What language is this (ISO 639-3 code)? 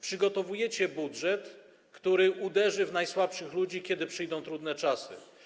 pol